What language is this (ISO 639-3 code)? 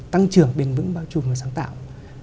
vie